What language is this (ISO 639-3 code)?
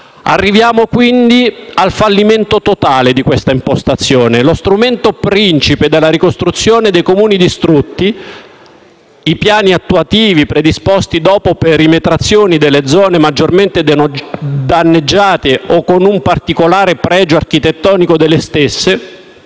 ita